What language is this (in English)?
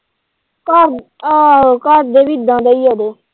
Punjabi